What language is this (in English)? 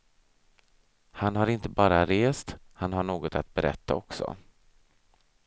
Swedish